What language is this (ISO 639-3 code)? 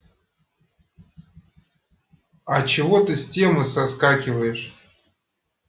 rus